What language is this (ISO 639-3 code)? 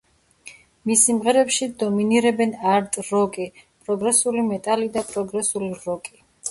kat